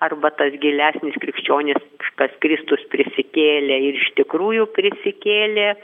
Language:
Lithuanian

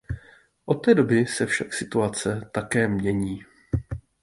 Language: Czech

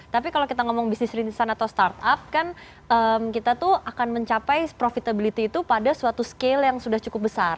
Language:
Indonesian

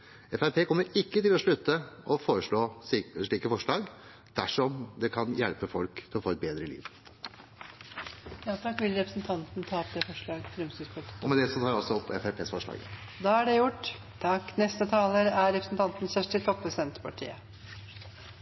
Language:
Norwegian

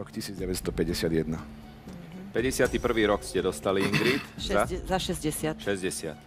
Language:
Slovak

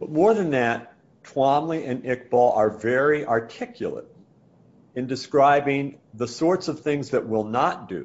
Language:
English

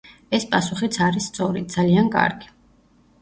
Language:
Georgian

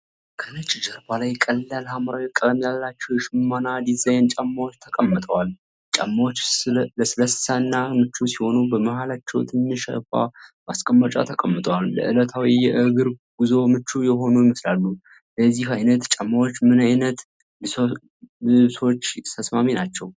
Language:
Amharic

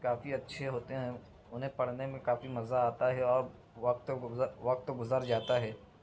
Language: Urdu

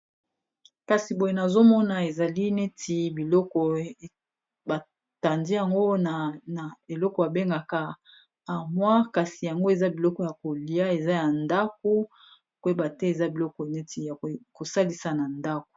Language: Lingala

